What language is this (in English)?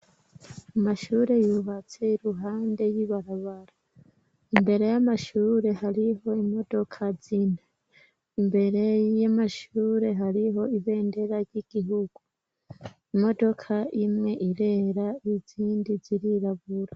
Rundi